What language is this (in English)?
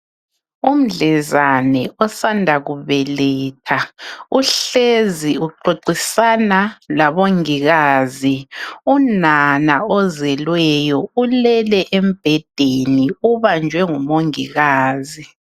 North Ndebele